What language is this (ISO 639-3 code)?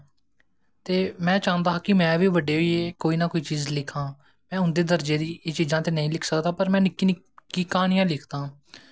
doi